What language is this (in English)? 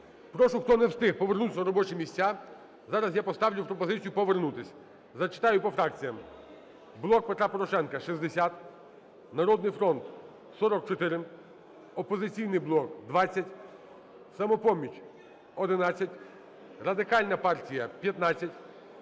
Ukrainian